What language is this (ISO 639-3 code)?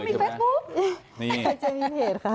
tha